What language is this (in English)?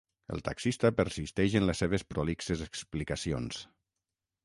Catalan